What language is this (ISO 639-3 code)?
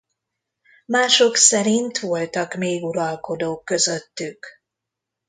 hun